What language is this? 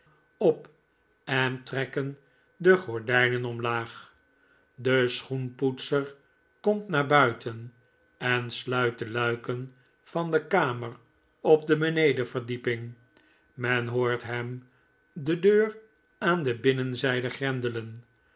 Dutch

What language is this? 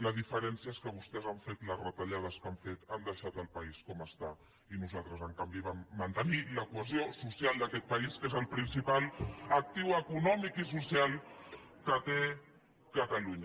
Catalan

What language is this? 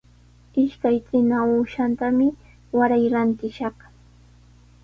Sihuas Ancash Quechua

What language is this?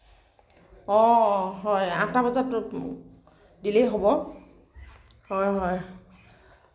Assamese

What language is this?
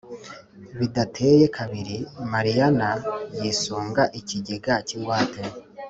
Kinyarwanda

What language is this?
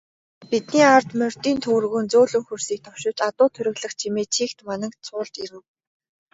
Mongolian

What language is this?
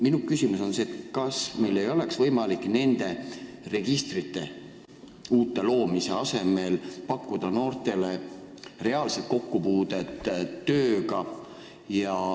Estonian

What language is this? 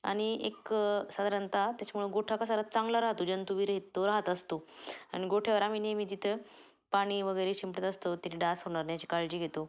Marathi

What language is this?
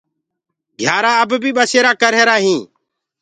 Gurgula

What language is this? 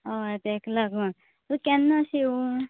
Konkani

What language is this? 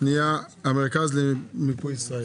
Hebrew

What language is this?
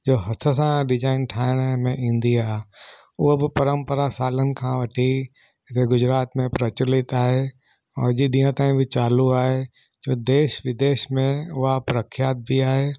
Sindhi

